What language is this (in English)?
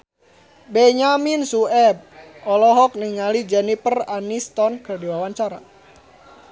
Sundanese